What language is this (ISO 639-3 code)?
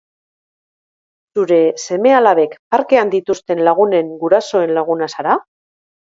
eus